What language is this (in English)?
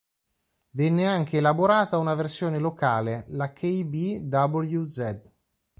Italian